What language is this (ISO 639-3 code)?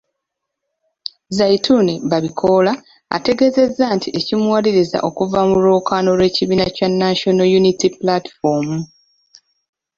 lug